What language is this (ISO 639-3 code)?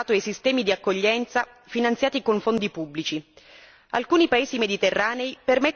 ita